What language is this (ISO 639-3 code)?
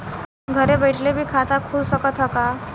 bho